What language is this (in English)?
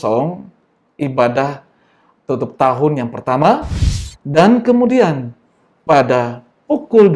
Indonesian